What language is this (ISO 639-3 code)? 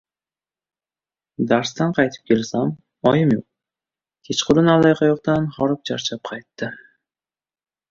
uzb